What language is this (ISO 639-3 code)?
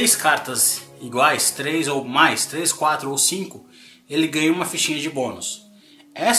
por